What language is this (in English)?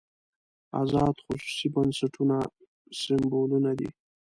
Pashto